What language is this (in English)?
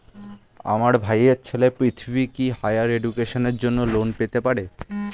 Bangla